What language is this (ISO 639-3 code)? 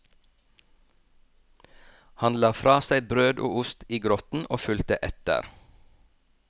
nor